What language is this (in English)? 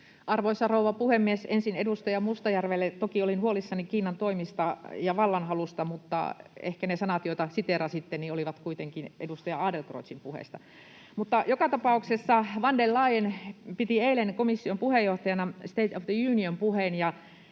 Finnish